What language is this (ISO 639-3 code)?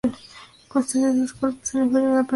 spa